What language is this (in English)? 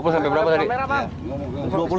Indonesian